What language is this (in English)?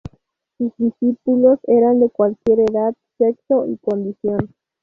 Spanish